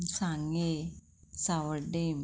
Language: Konkani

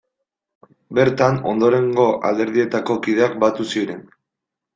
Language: Basque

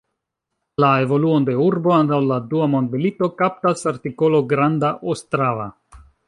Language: Esperanto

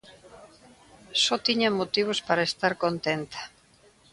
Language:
Galician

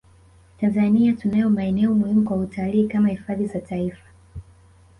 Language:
Swahili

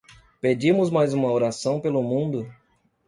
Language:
Portuguese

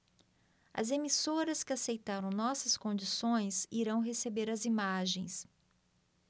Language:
Portuguese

